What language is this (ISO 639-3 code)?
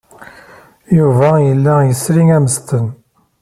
kab